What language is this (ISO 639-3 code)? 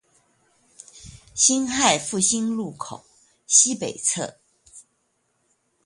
zho